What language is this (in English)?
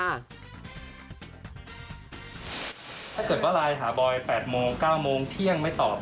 Thai